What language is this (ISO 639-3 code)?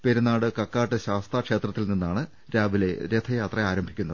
mal